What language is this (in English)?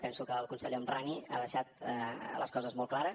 Catalan